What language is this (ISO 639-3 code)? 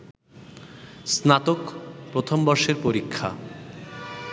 ben